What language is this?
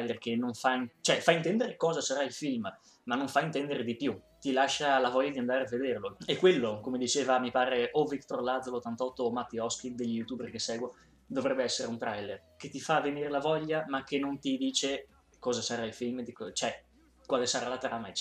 Italian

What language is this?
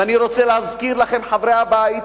Hebrew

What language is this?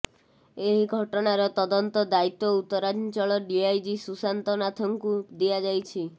Odia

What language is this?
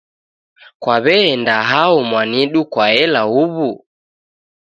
Taita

